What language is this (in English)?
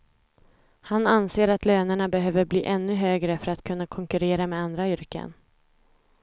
Swedish